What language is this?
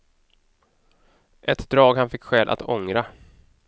Swedish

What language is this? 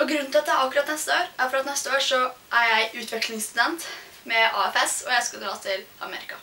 Norwegian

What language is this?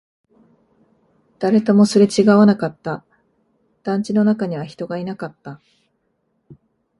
Japanese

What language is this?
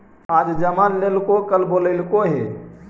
Magahi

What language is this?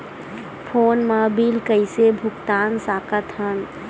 Chhattisgarhi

